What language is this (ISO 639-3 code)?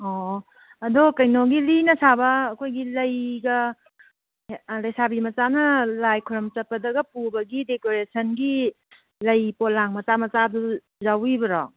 mni